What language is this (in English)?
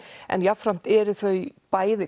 Icelandic